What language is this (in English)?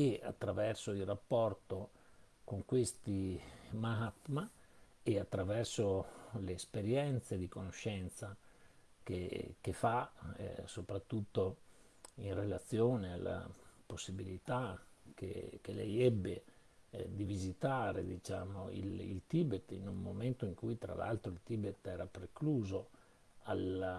Italian